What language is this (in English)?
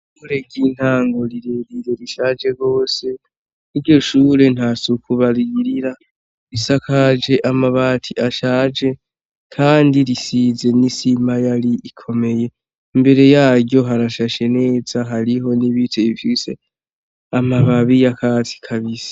Rundi